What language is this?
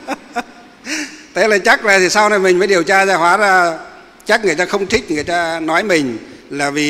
Vietnamese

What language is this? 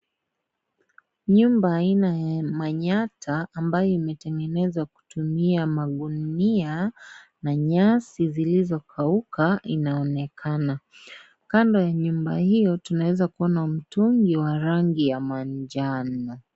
Swahili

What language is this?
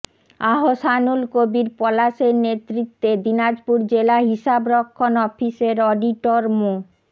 Bangla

